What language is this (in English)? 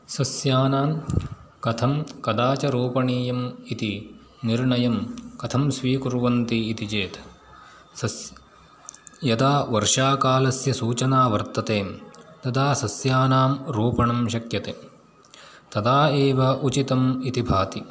Sanskrit